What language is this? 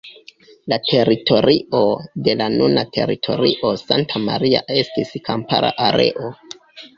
Esperanto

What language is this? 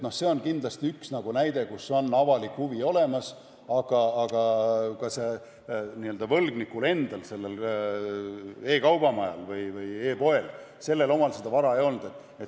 Estonian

